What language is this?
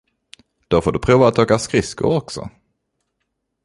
Swedish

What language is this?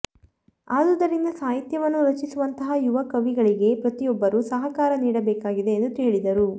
Kannada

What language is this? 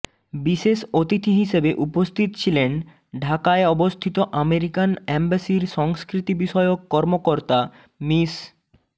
Bangla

